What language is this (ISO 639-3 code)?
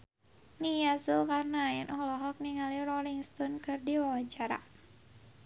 sun